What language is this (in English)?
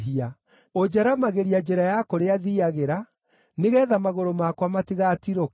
Kikuyu